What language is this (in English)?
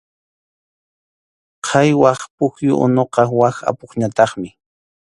Arequipa-La Unión Quechua